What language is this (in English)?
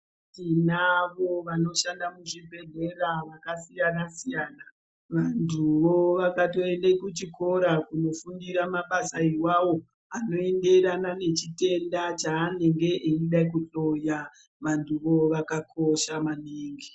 Ndau